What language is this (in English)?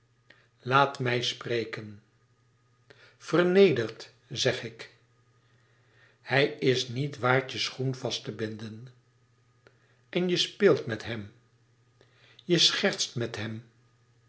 Dutch